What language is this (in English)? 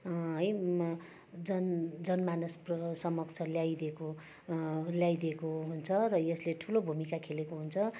Nepali